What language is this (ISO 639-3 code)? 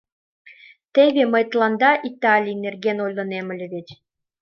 chm